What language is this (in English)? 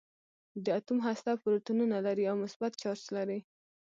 Pashto